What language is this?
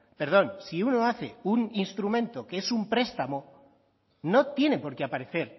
Spanish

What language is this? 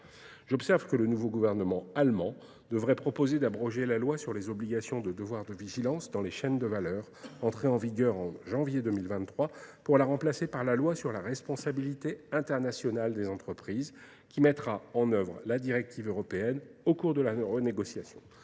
French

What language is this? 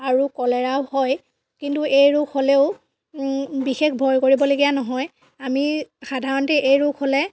Assamese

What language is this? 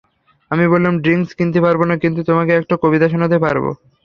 Bangla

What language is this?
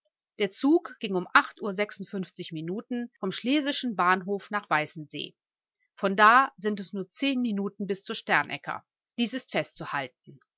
German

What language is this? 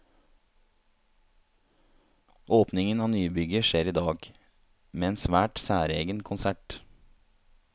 Norwegian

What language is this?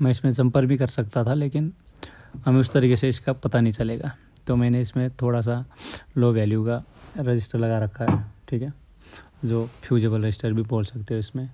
Hindi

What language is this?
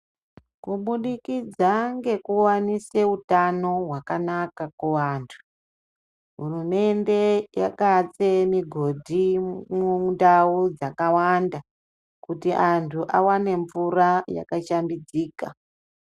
Ndau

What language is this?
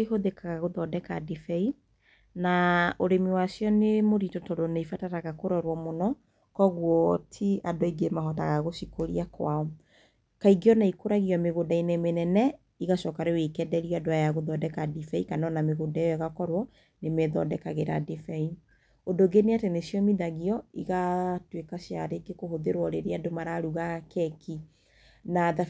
Kikuyu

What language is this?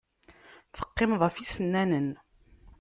Kabyle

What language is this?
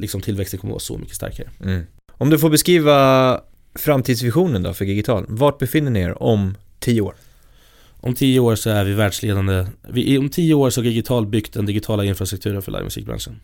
Swedish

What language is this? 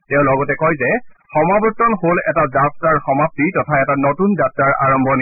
Assamese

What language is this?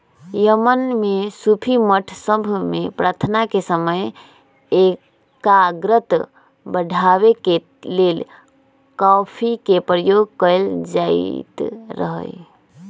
Magahi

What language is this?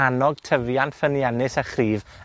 Welsh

